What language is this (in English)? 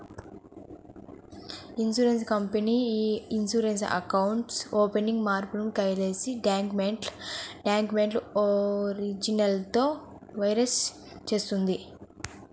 Telugu